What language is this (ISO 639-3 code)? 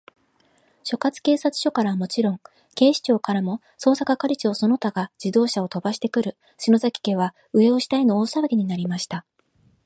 jpn